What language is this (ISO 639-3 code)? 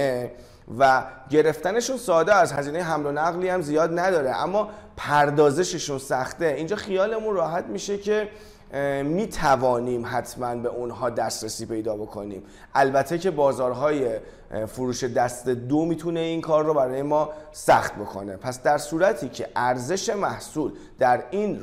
fas